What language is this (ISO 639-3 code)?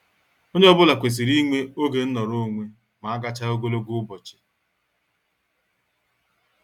ibo